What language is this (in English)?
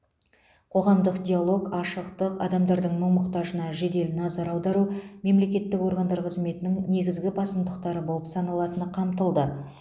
Kazakh